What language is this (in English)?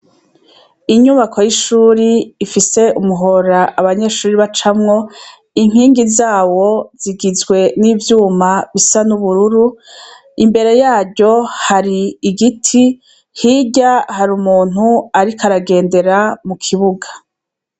Rundi